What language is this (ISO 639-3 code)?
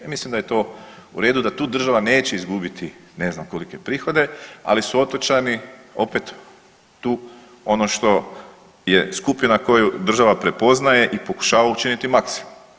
hrv